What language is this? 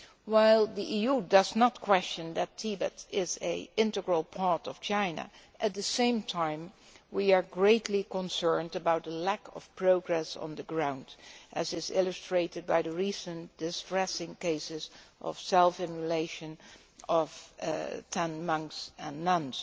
English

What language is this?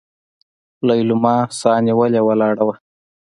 Pashto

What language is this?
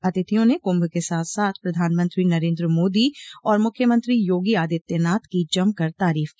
Hindi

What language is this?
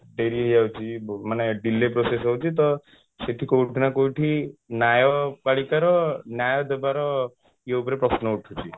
Odia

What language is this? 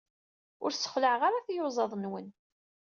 Kabyle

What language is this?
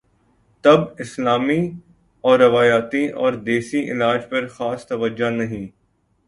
Urdu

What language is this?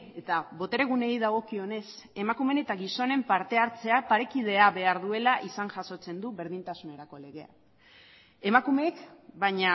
Basque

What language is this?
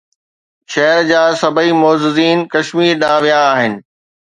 Sindhi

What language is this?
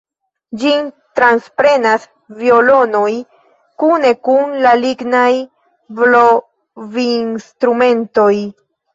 Esperanto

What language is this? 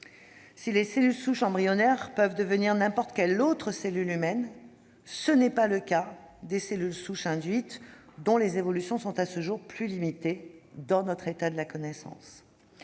French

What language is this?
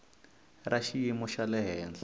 Tsonga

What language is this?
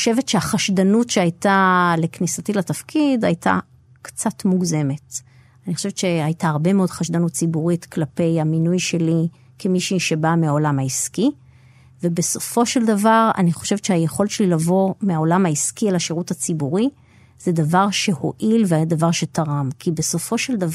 Hebrew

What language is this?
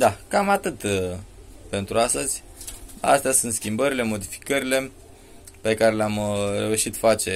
Romanian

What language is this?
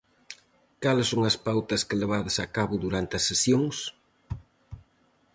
Galician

